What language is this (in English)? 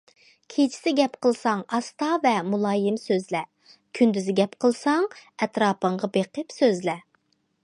Uyghur